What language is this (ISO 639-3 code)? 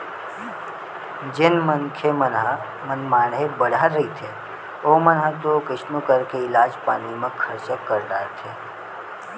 hne